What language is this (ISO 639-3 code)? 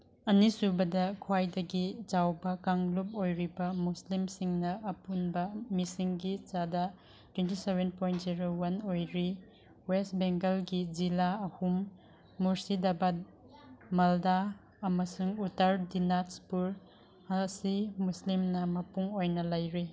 mni